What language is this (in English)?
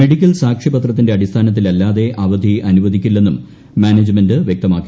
Malayalam